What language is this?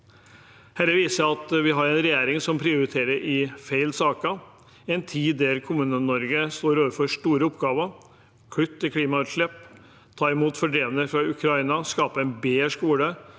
Norwegian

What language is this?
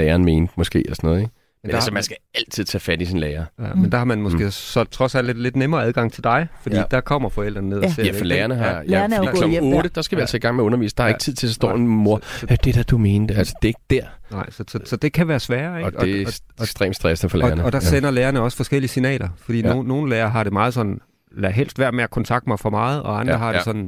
Danish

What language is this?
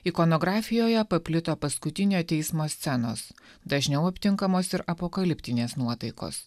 Lithuanian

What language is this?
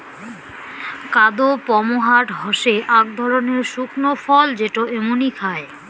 Bangla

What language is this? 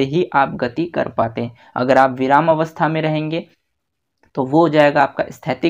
Hindi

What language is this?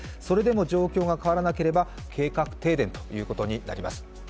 Japanese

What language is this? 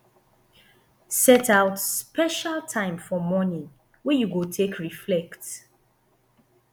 Nigerian Pidgin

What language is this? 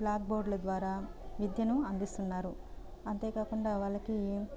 Telugu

